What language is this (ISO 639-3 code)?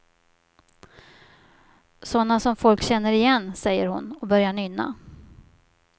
swe